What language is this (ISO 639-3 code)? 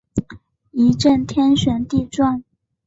zho